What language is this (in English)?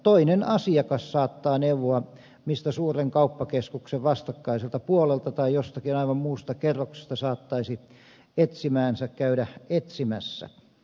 Finnish